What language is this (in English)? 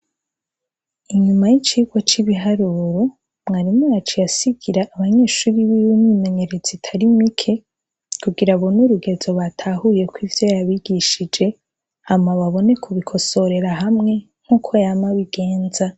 Rundi